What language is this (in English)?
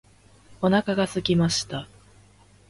Japanese